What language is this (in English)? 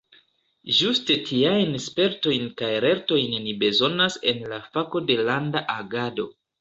Esperanto